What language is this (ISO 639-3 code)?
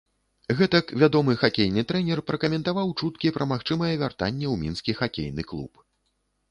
bel